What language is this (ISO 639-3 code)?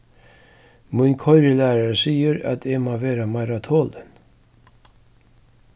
fao